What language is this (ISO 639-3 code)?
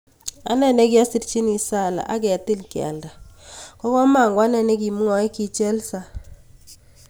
kln